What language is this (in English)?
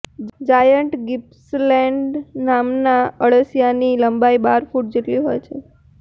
Gujarati